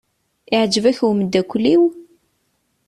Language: Kabyle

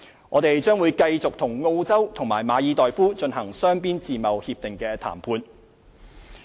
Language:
Cantonese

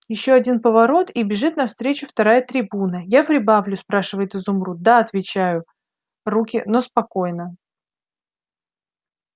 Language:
Russian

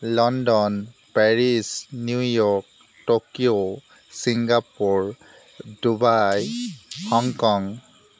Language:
Assamese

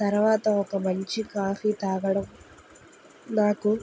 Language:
Telugu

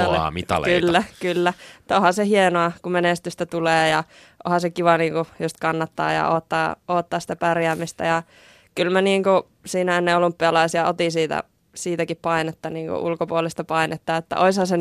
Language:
Finnish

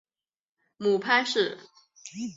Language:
Chinese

